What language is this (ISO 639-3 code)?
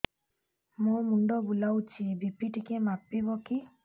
ori